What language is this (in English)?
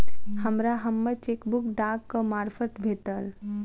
Maithili